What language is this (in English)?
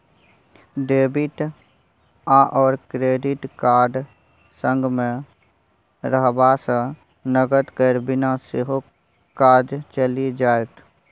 Maithili